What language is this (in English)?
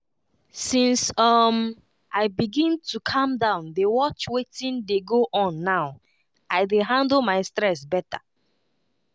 Nigerian Pidgin